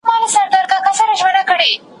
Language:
Pashto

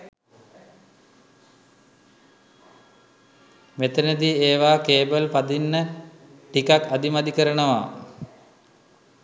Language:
Sinhala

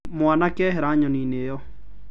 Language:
Kikuyu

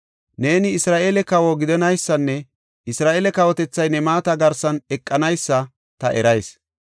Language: Gofa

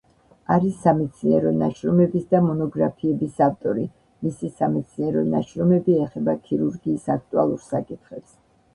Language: Georgian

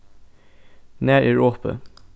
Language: Faroese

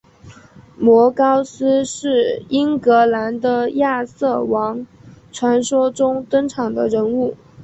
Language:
Chinese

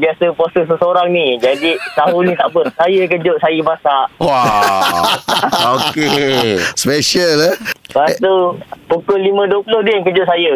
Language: Malay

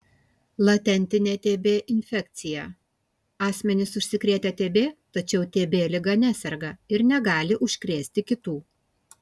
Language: Lithuanian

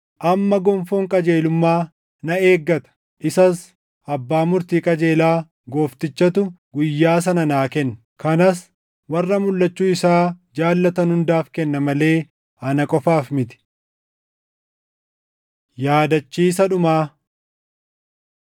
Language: Oromo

